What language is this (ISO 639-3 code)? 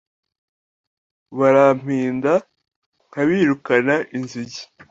kin